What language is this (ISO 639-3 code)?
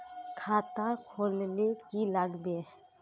mag